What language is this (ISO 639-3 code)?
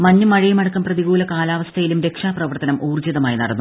mal